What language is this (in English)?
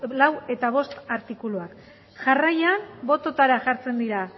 Basque